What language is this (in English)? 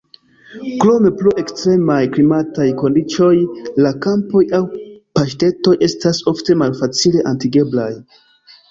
Esperanto